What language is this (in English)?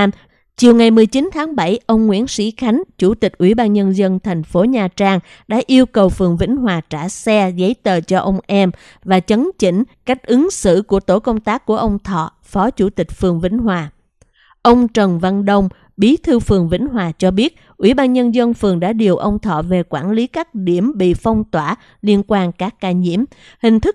Vietnamese